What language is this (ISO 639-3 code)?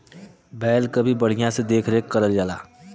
bho